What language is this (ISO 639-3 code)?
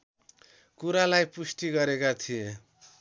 nep